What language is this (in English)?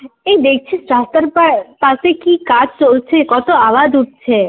Bangla